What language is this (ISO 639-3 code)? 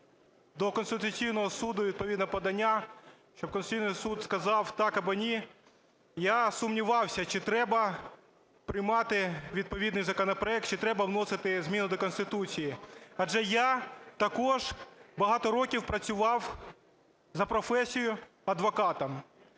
ukr